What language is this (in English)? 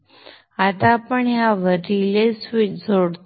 Marathi